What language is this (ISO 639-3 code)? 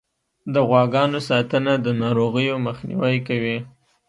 pus